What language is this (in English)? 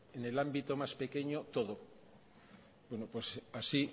Spanish